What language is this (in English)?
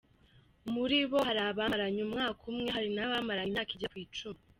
Kinyarwanda